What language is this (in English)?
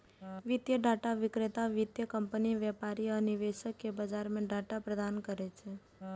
Maithili